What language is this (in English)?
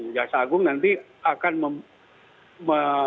Indonesian